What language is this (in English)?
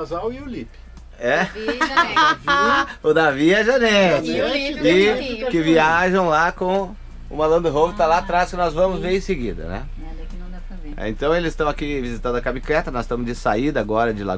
Portuguese